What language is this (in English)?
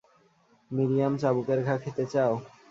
Bangla